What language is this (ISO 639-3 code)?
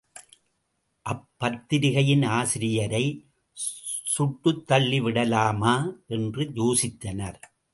tam